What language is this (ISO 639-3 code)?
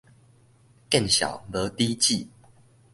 nan